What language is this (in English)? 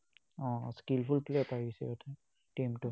Assamese